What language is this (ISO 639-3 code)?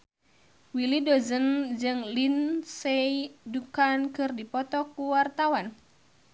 sun